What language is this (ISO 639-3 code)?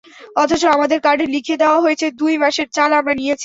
ben